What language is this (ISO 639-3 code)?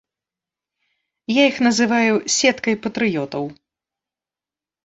bel